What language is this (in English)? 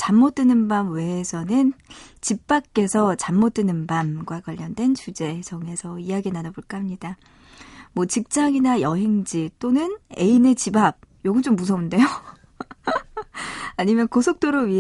Korean